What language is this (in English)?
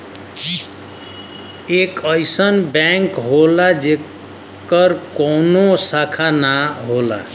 Bhojpuri